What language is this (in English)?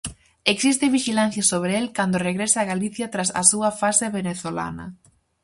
Galician